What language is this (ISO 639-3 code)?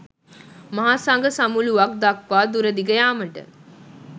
sin